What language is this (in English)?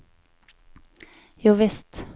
Norwegian